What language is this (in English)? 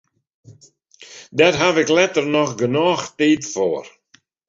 Western Frisian